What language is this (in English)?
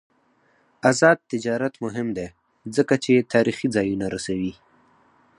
Pashto